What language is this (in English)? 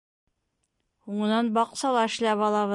Bashkir